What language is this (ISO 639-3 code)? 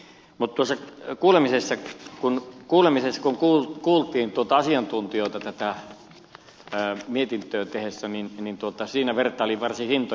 fin